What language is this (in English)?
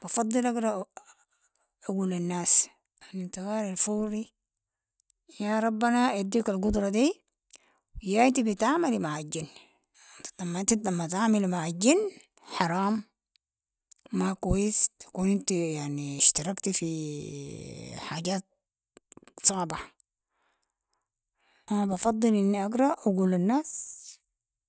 Sudanese Arabic